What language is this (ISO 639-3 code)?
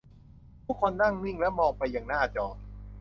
tha